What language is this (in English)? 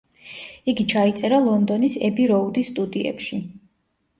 Georgian